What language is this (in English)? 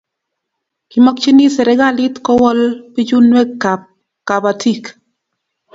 Kalenjin